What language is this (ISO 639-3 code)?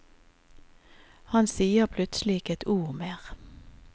nor